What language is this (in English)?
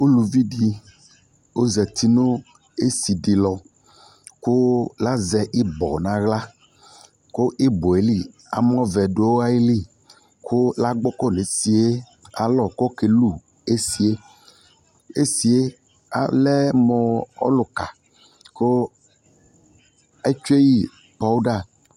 Ikposo